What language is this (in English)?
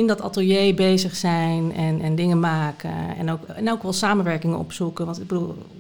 Dutch